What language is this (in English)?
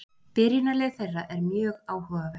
Icelandic